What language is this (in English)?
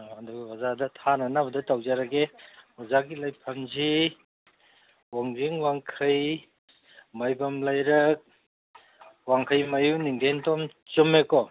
Manipuri